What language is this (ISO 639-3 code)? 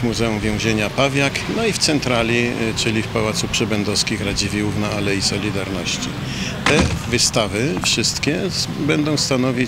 pol